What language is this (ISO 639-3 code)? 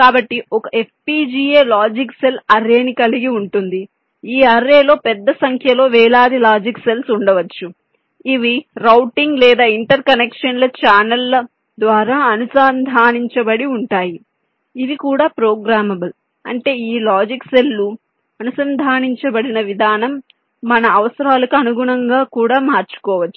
tel